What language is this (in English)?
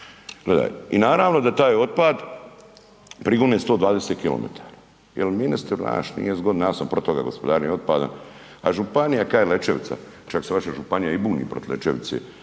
Croatian